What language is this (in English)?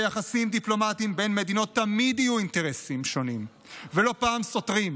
Hebrew